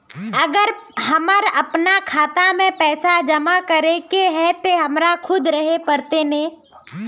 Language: Magahi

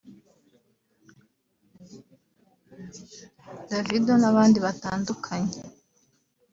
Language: Kinyarwanda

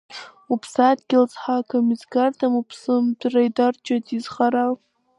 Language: Abkhazian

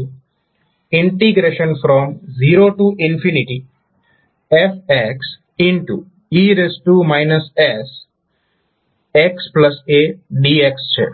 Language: Gujarati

